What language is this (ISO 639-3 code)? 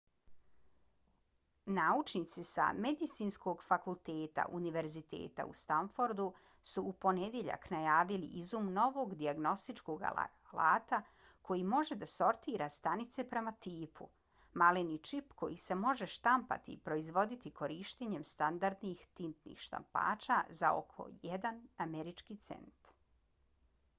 bos